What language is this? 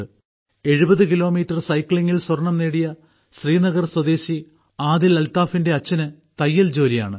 Malayalam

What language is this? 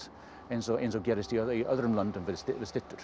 Icelandic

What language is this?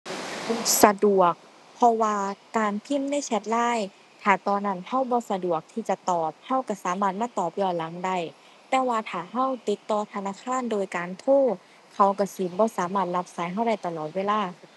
Thai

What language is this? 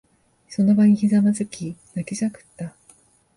Japanese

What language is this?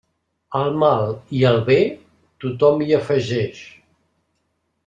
Catalan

